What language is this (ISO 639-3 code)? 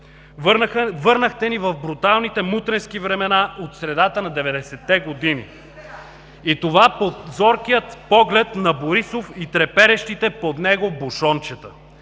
bul